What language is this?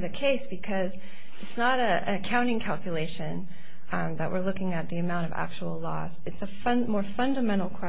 English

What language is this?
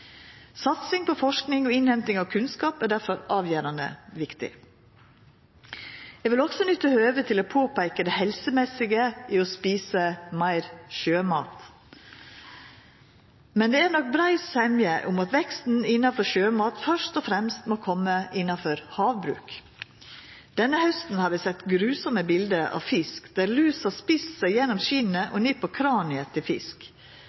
Norwegian Nynorsk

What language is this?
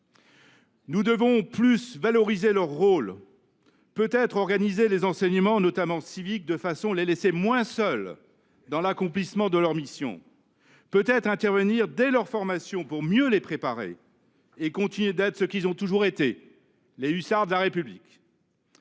French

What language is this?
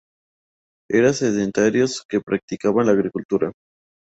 Spanish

